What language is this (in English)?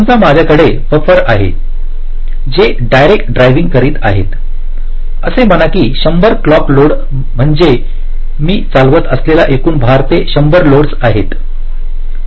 Marathi